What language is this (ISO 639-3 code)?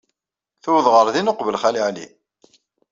kab